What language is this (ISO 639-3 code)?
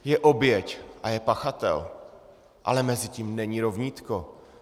ces